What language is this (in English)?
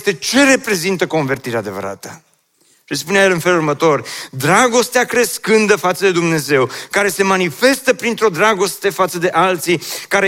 Romanian